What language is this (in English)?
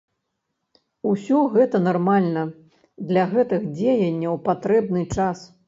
Belarusian